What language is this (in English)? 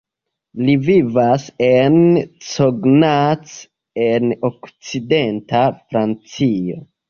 Esperanto